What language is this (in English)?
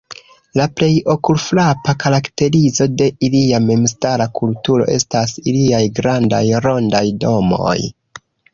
Esperanto